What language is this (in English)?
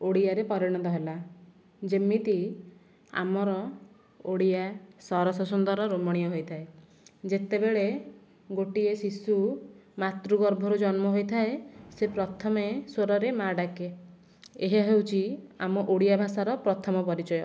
Odia